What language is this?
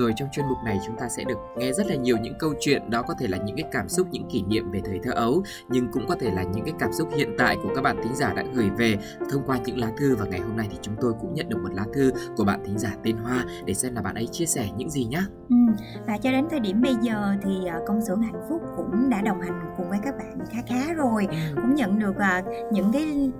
Vietnamese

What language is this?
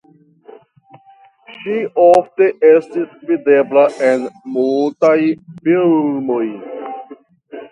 Esperanto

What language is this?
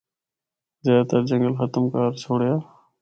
Northern Hindko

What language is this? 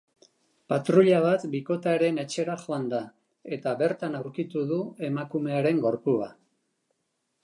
Basque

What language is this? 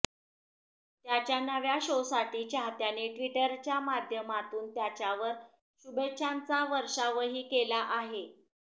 Marathi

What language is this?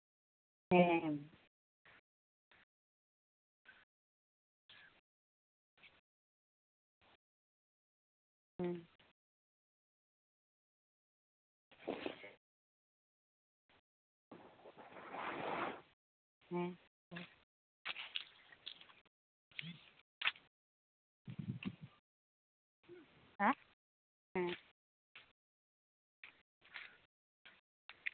Santali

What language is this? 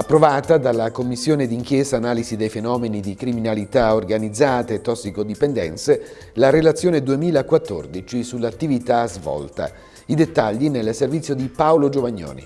Italian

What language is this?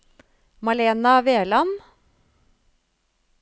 Norwegian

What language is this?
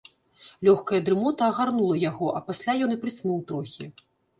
Belarusian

